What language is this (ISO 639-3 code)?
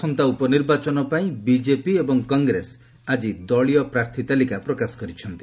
ori